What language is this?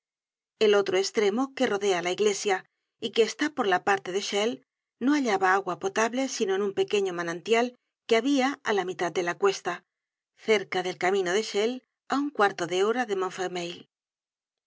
Spanish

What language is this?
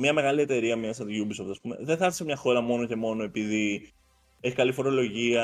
Greek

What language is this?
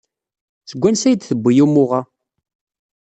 Kabyle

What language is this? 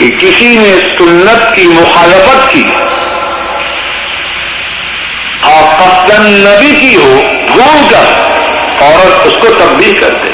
Urdu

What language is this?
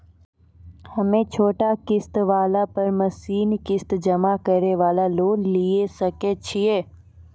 Maithili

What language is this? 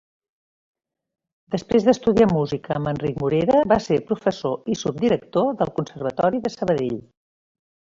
Catalan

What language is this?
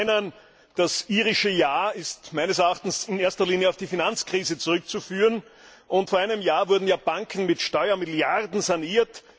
German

